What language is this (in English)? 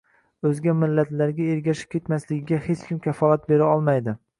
Uzbek